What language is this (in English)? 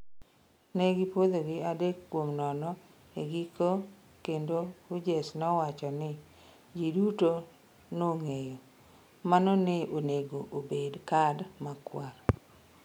Luo (Kenya and Tanzania)